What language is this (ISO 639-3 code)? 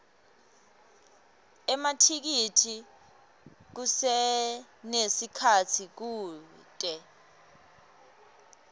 ssw